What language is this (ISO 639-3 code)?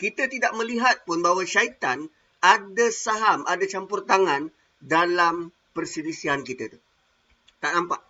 msa